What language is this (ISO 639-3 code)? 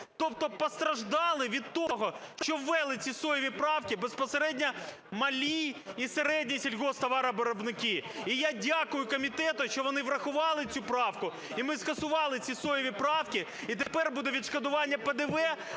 ukr